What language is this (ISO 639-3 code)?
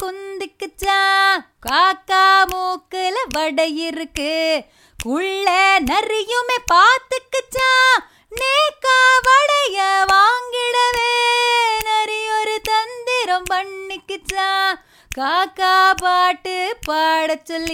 tam